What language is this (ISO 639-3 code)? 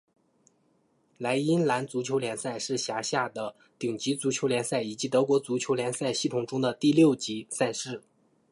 zho